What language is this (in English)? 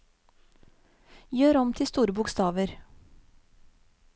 Norwegian